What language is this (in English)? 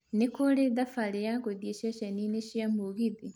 Kikuyu